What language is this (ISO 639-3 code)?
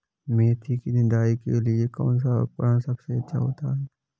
hin